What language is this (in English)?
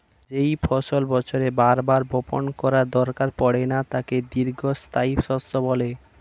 Bangla